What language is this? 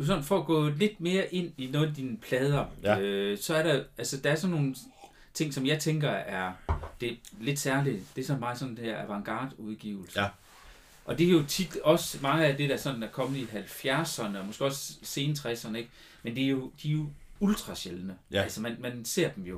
Danish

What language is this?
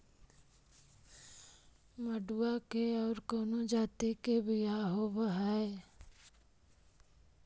Magahi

